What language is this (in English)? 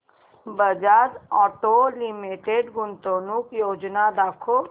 Marathi